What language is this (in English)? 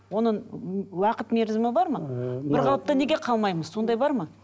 Kazakh